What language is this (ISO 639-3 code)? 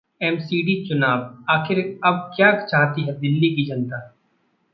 hin